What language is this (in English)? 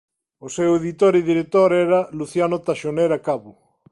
Galician